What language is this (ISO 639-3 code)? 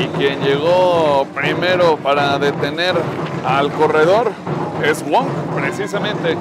spa